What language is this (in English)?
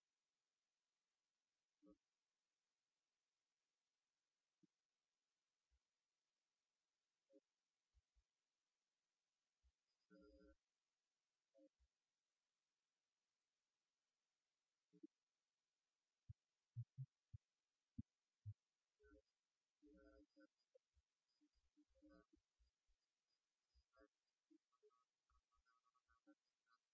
English